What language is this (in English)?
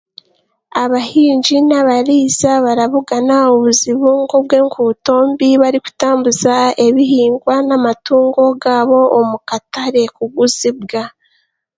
Chiga